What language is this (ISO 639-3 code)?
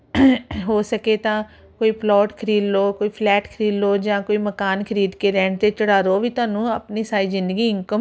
pan